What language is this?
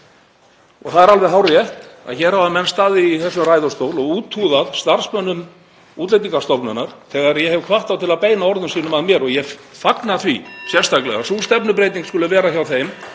Icelandic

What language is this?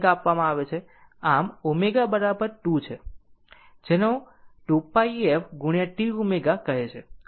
Gujarati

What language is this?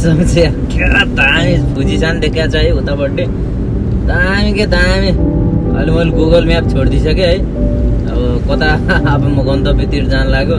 Nepali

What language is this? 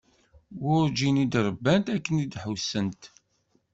Kabyle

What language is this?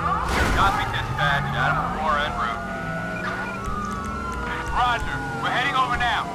English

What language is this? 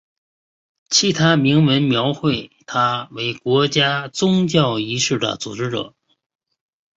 Chinese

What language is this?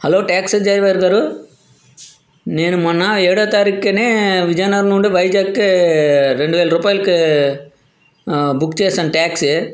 Telugu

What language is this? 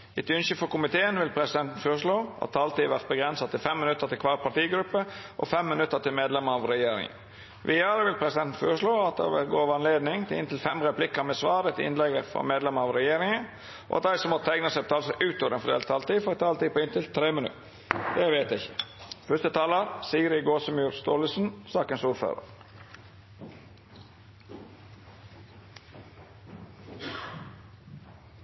Norwegian Nynorsk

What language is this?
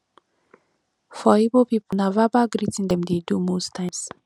Nigerian Pidgin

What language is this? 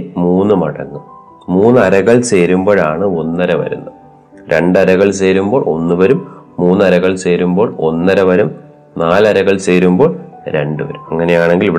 Malayalam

